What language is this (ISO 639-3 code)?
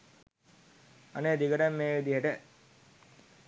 sin